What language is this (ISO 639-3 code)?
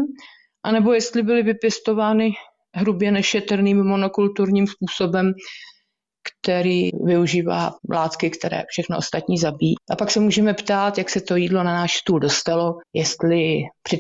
ces